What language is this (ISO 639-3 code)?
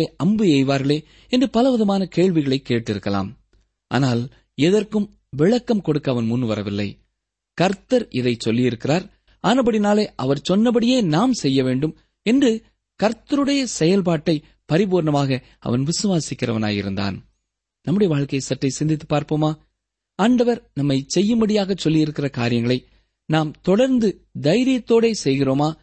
tam